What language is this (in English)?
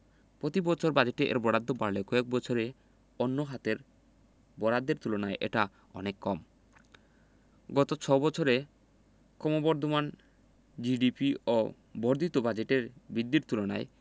Bangla